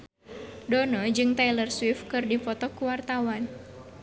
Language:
Sundanese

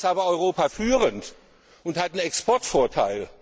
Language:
German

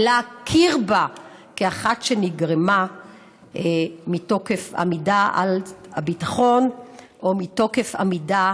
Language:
Hebrew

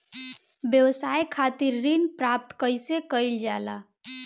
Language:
Bhojpuri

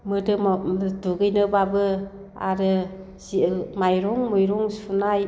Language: Bodo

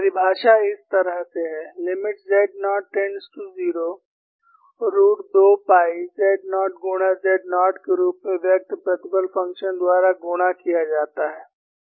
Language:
Hindi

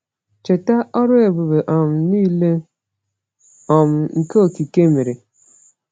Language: Igbo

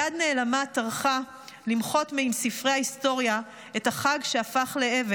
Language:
Hebrew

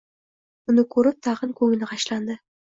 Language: Uzbek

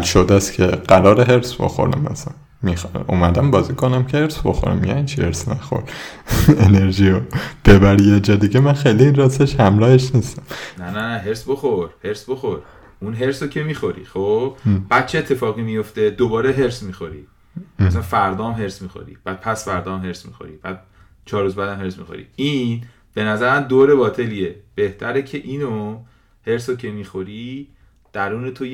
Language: Persian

